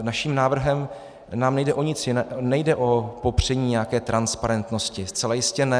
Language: Czech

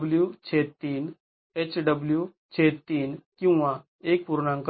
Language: Marathi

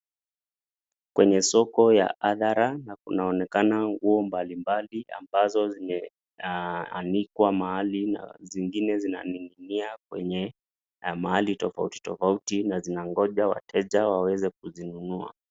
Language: Swahili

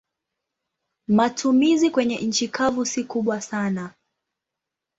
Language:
Swahili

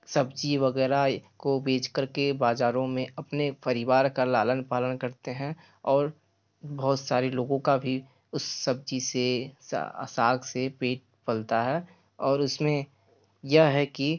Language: Hindi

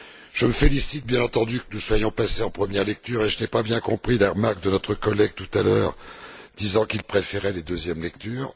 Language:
French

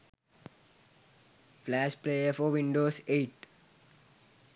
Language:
Sinhala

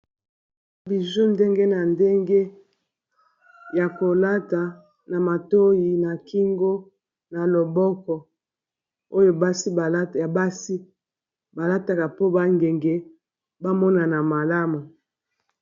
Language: Lingala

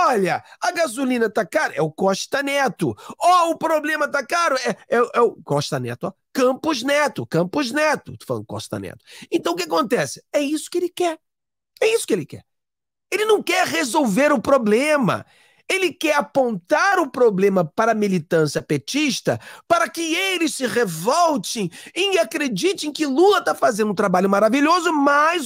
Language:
Portuguese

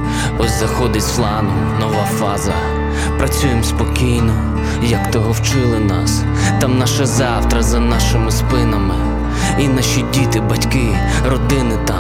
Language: Ukrainian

